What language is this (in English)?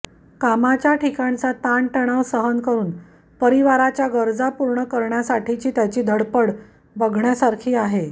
Marathi